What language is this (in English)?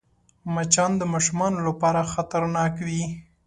Pashto